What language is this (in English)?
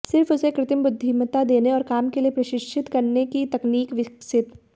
Hindi